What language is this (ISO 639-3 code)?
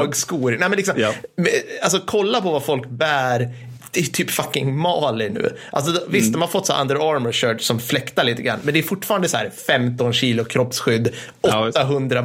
swe